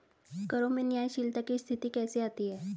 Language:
Hindi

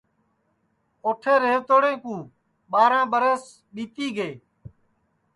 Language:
Sansi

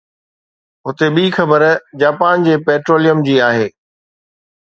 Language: Sindhi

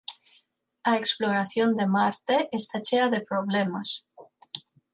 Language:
Galician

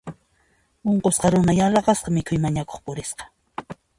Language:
Puno Quechua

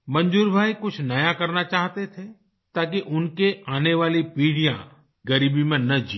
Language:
Hindi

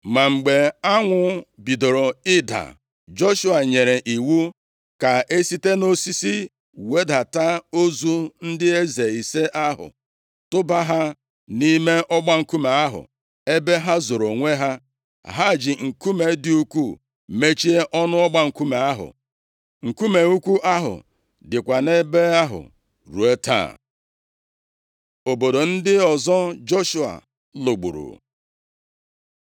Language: Igbo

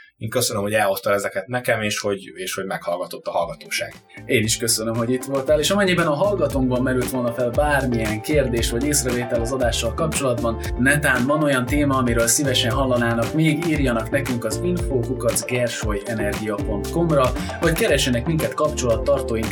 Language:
Hungarian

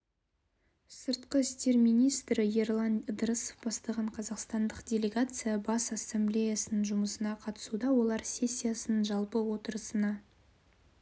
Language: Kazakh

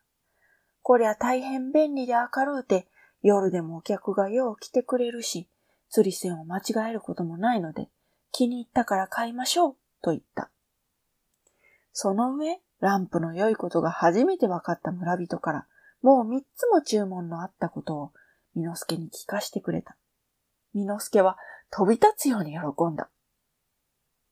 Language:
Japanese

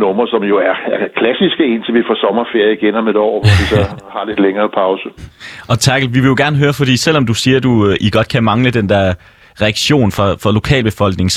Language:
Danish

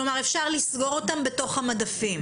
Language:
Hebrew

